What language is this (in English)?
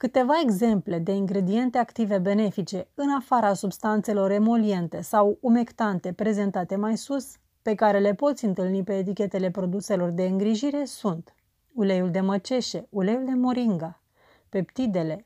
Romanian